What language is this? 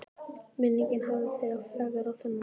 Icelandic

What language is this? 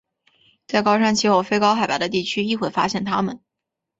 Chinese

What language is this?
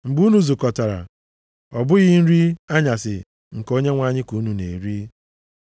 Igbo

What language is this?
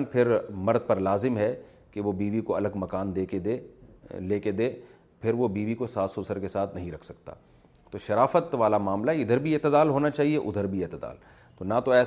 Urdu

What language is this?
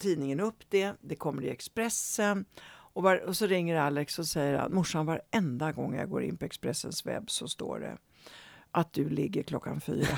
Swedish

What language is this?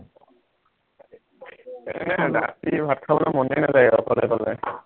Assamese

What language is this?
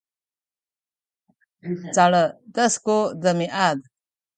Sakizaya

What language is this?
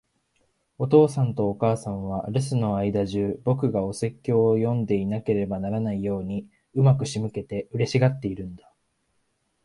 Japanese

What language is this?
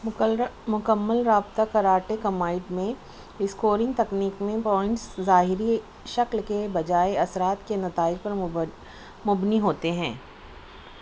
Urdu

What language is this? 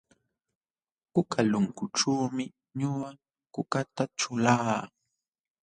Jauja Wanca Quechua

